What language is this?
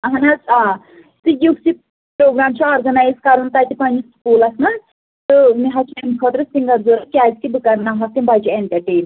Kashmiri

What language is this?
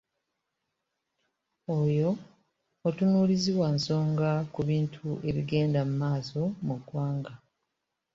Ganda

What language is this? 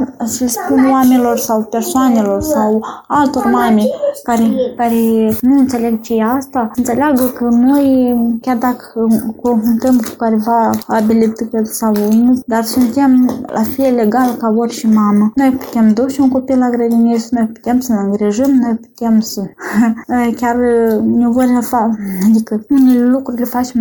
Romanian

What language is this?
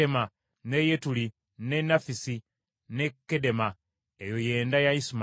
Ganda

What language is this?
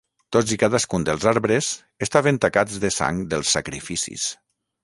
Catalan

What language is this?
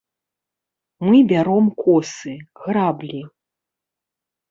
Belarusian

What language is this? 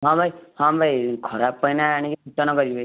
Odia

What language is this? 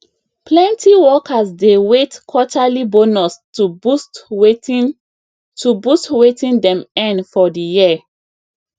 Nigerian Pidgin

